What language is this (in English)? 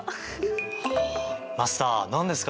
Japanese